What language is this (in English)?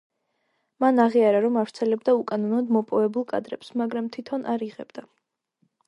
Georgian